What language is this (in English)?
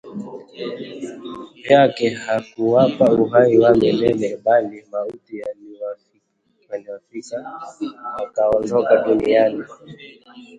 Swahili